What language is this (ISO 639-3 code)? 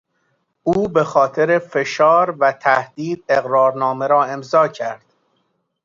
fas